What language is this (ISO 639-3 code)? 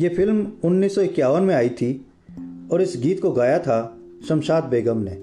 hin